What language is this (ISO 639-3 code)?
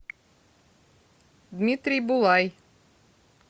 rus